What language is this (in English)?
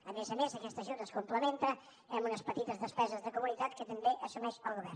Catalan